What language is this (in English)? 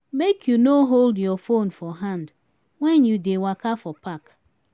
Nigerian Pidgin